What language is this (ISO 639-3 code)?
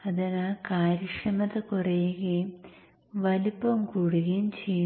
mal